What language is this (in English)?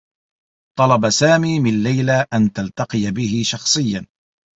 Arabic